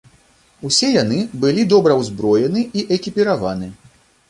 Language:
Belarusian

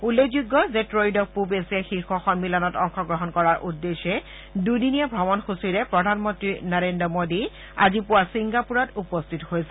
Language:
Assamese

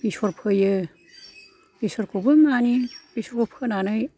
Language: Bodo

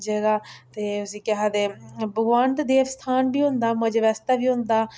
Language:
Dogri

